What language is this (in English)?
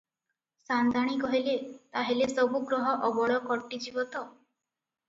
Odia